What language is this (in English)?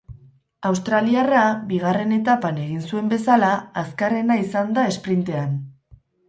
Basque